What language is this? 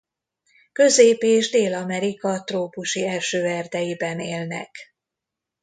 Hungarian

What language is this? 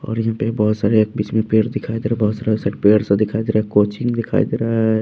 Hindi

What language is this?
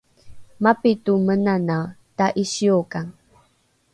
Rukai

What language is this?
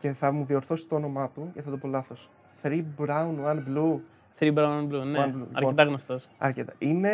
Greek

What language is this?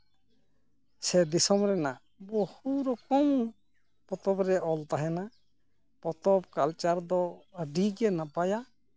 Santali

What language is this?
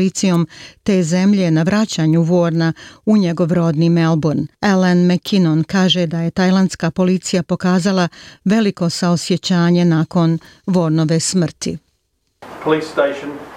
Croatian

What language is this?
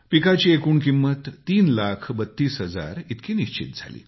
Marathi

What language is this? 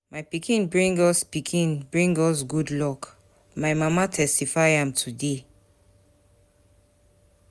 Nigerian Pidgin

